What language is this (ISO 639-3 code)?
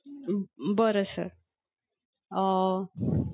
mar